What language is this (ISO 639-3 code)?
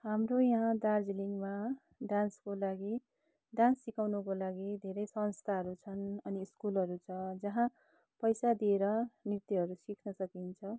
nep